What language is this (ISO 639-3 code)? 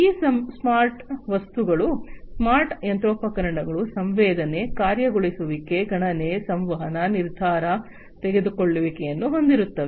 kan